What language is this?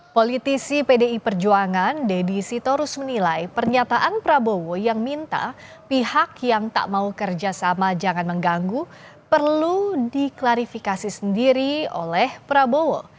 Indonesian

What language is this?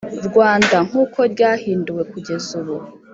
Kinyarwanda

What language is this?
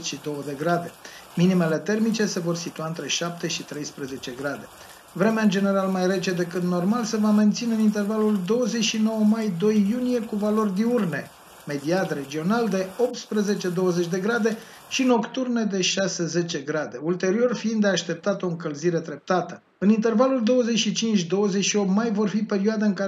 Romanian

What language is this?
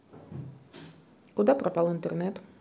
Russian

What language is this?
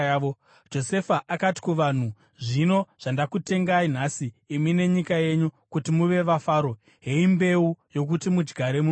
Shona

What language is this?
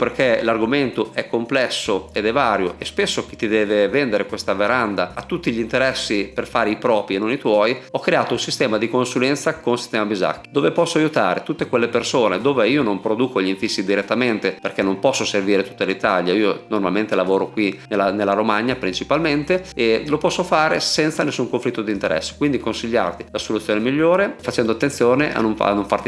Italian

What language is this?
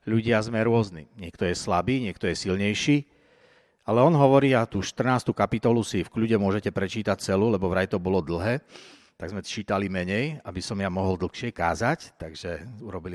Slovak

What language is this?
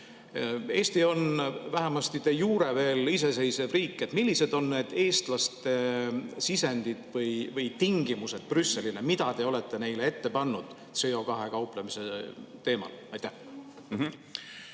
Estonian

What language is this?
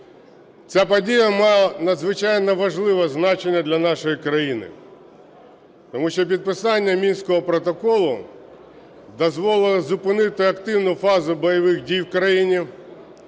Ukrainian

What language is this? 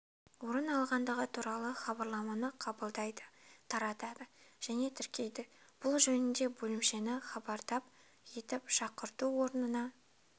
Kazakh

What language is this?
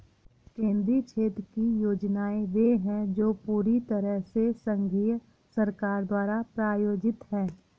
Hindi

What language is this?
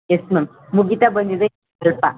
Kannada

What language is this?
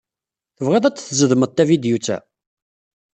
Kabyle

